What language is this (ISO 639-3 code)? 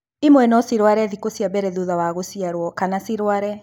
kik